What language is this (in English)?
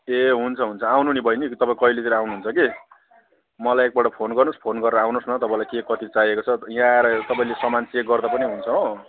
Nepali